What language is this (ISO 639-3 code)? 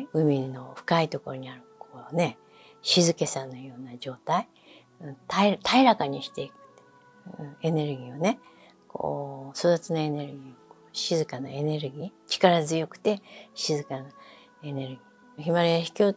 jpn